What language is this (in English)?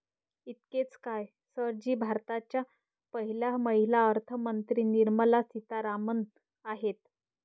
Marathi